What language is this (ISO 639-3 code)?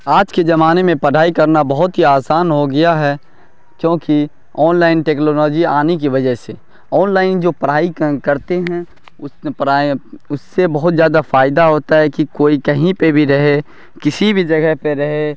urd